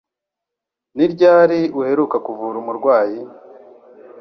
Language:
Kinyarwanda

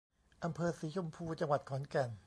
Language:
Thai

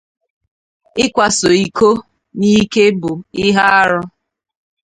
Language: Igbo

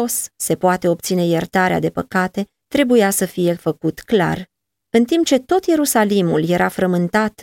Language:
Romanian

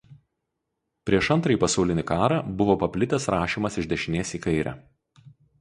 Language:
Lithuanian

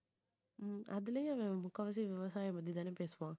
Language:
Tamil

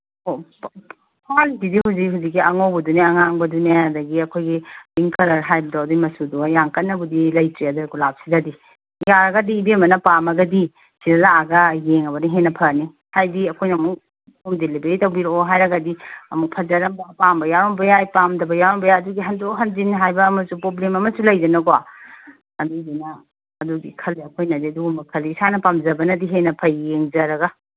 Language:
Manipuri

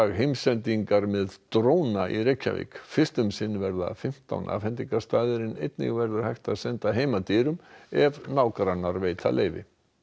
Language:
Icelandic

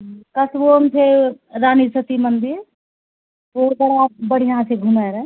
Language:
Maithili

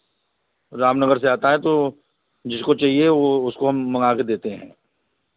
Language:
Hindi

